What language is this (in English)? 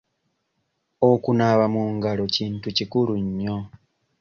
Ganda